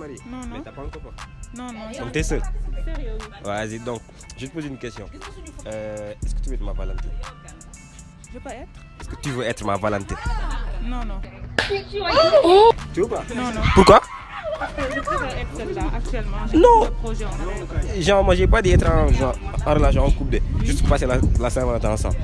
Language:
French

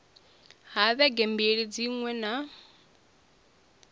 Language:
Venda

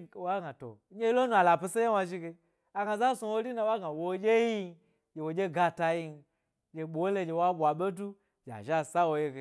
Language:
Gbari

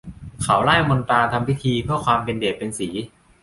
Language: Thai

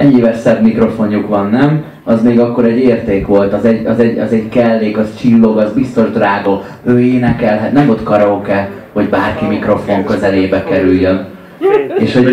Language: Hungarian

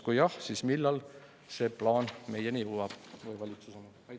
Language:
Estonian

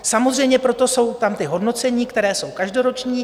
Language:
Czech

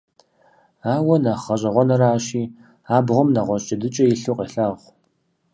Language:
Kabardian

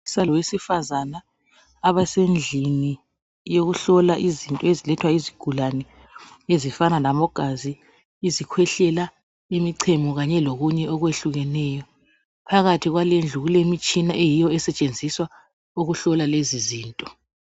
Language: North Ndebele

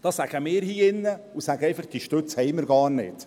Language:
Swiss German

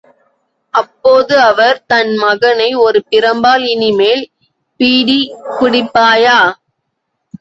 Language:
Tamil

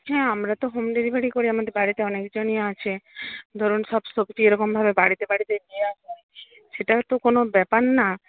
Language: Bangla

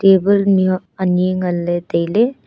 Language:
Wancho Naga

